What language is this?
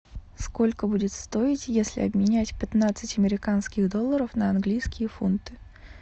Russian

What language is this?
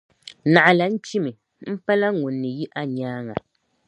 Dagbani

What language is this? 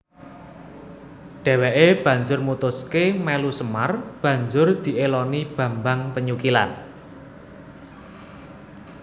Javanese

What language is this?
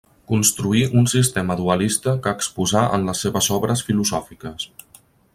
Catalan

